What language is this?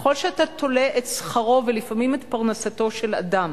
Hebrew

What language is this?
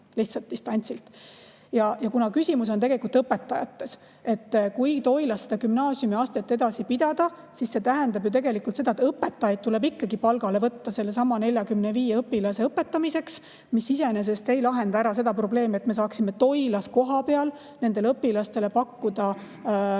Estonian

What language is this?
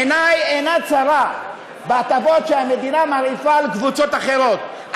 Hebrew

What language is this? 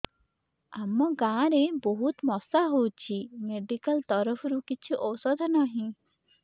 Odia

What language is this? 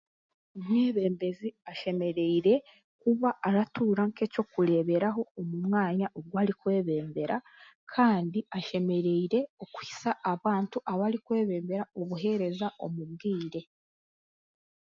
Chiga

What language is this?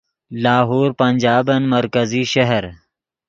Yidgha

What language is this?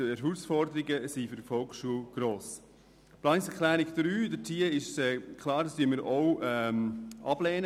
Swiss German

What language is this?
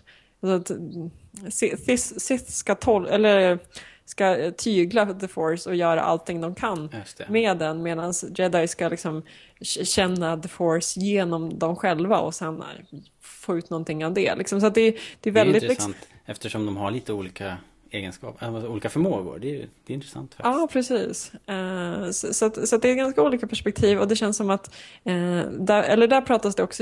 Swedish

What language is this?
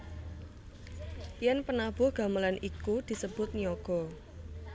Javanese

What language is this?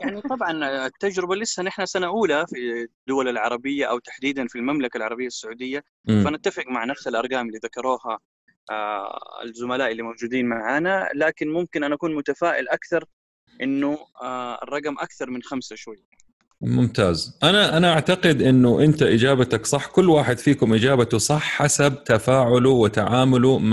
Arabic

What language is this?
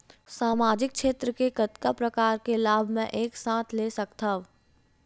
Chhattisgarhi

